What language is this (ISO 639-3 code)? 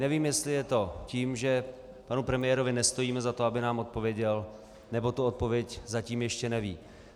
ces